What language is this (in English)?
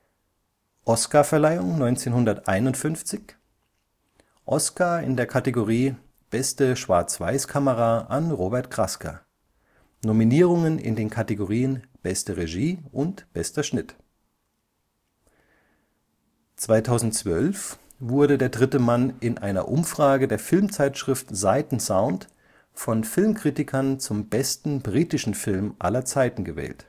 German